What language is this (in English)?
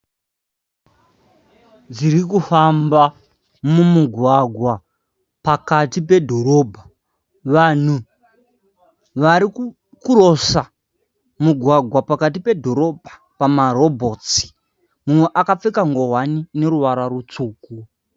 Shona